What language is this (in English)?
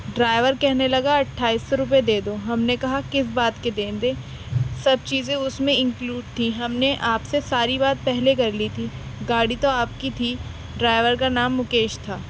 Urdu